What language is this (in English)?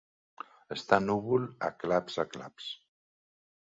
Catalan